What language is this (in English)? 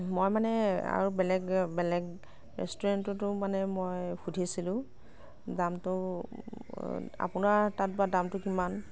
Assamese